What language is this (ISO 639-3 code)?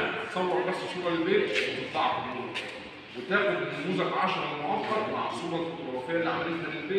ara